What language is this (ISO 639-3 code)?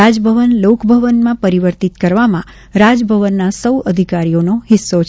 guj